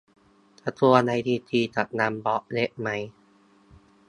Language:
Thai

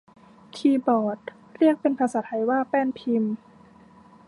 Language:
Thai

